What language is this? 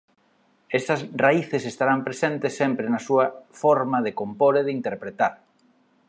Galician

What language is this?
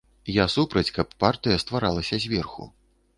Belarusian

